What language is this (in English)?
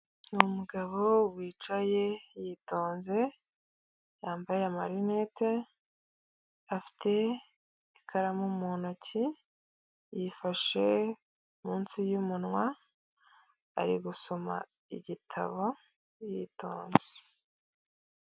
Kinyarwanda